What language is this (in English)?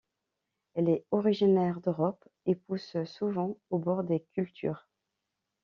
French